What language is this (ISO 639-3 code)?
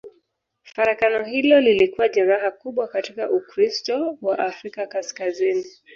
swa